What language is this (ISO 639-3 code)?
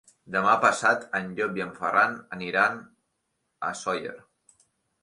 cat